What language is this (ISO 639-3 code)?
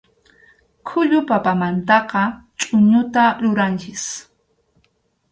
qxu